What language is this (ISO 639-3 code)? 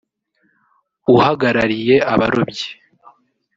kin